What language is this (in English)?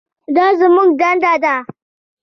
Pashto